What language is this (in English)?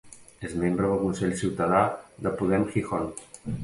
Catalan